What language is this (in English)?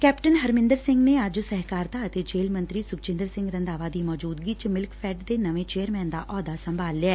Punjabi